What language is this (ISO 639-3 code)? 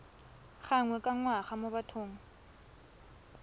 tsn